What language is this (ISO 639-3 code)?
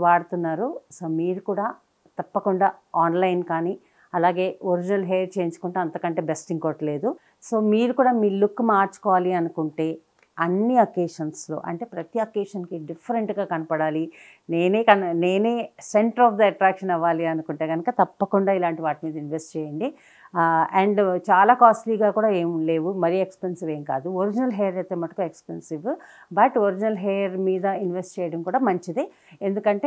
tel